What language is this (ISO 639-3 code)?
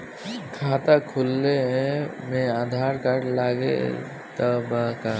bho